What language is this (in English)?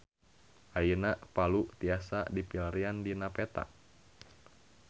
Sundanese